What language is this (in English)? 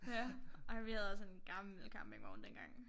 Danish